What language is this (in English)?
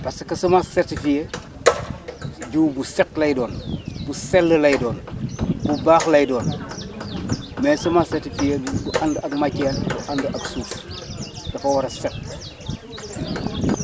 Wolof